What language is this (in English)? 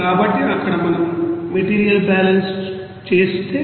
Telugu